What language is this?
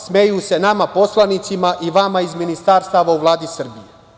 Serbian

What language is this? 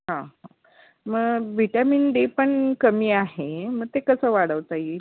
Marathi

